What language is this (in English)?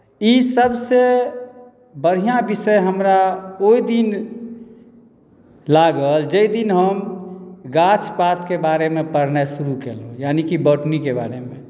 Maithili